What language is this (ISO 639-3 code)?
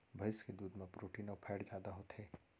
hne